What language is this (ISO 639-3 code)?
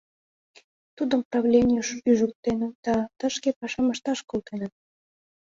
chm